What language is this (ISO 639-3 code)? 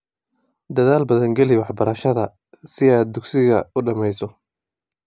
som